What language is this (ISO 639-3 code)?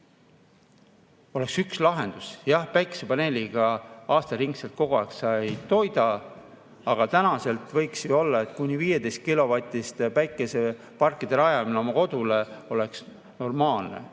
est